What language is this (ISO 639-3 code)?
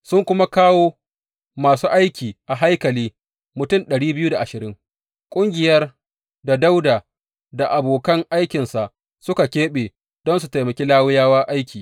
hau